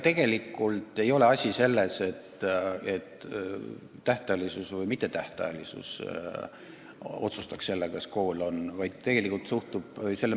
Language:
Estonian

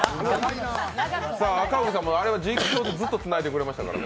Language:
Japanese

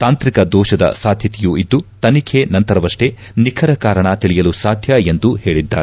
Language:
Kannada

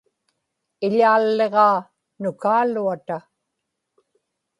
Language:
Inupiaq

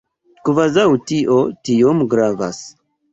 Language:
Esperanto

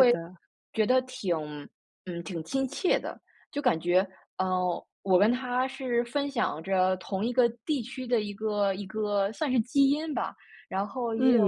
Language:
Chinese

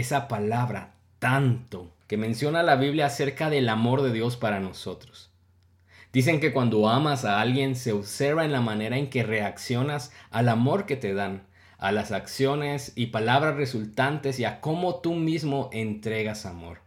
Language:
Spanish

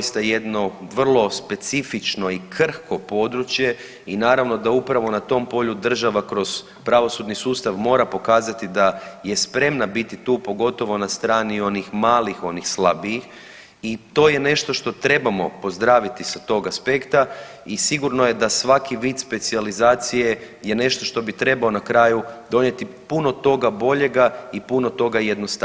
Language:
Croatian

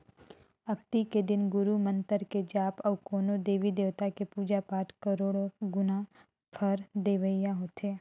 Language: Chhattisgarhi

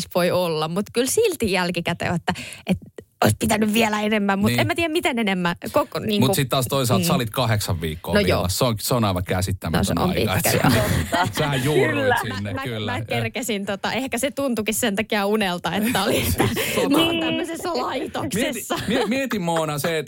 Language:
Finnish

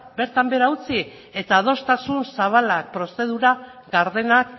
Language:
Basque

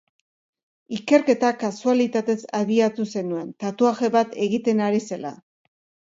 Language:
Basque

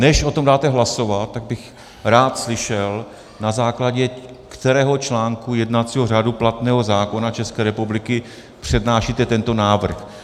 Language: Czech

